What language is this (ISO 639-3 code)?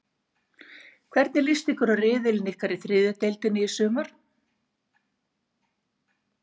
isl